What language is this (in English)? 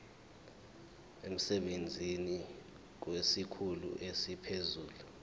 Zulu